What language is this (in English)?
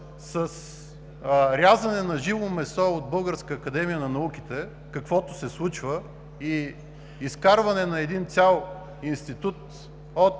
Bulgarian